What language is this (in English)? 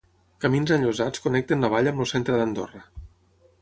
Catalan